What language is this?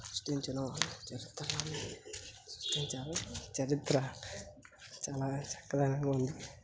Telugu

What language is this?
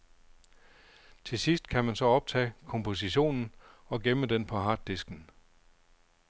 Danish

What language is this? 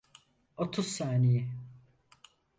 Turkish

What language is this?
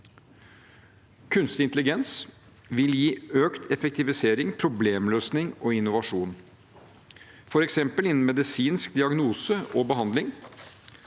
Norwegian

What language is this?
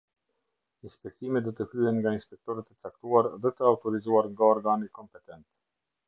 Albanian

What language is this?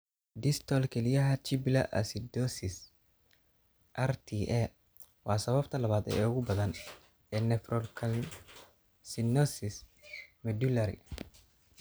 Somali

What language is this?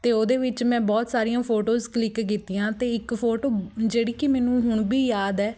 Punjabi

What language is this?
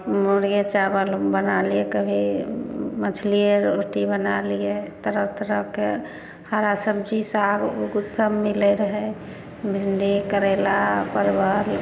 Maithili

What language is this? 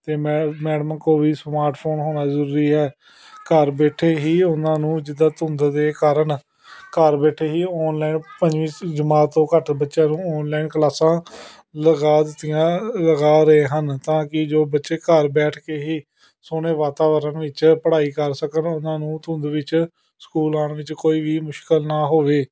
Punjabi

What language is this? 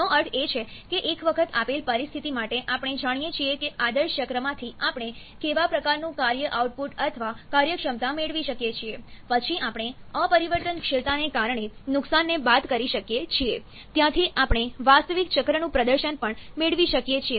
Gujarati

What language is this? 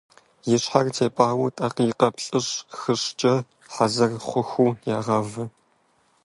Kabardian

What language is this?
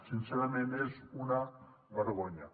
Catalan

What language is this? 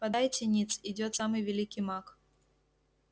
Russian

